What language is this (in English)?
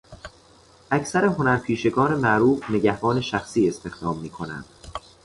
Persian